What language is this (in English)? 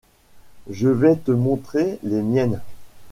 French